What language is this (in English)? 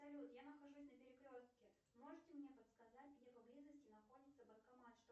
Russian